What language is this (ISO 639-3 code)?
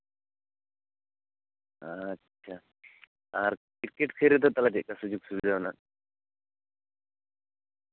sat